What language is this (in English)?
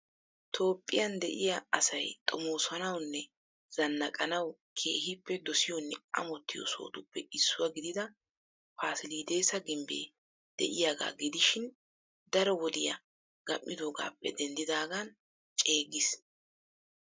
Wolaytta